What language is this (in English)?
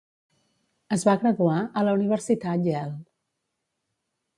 Catalan